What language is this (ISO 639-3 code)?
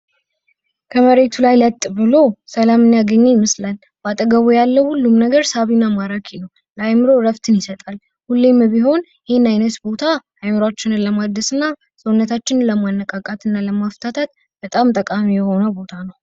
amh